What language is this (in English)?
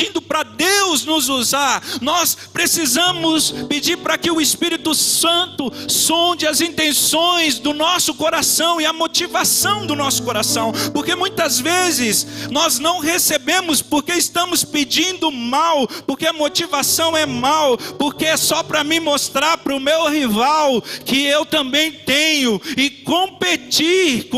Portuguese